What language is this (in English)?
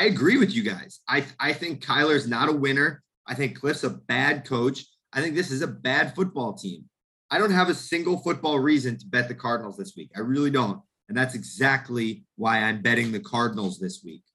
English